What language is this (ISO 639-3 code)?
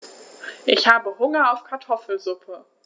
deu